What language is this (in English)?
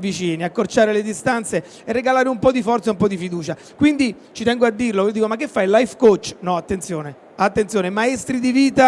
Italian